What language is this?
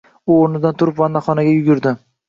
Uzbek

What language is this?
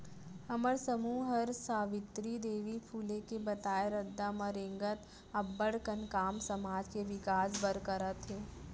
Chhattisgarhi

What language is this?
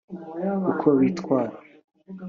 Kinyarwanda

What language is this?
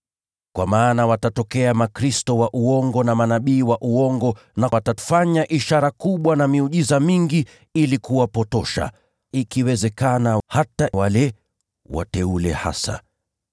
Swahili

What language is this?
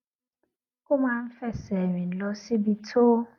Yoruba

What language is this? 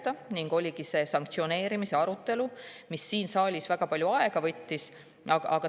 Estonian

